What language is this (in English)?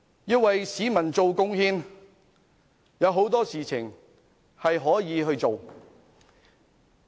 Cantonese